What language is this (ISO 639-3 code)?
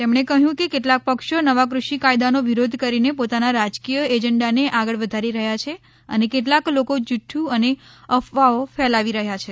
guj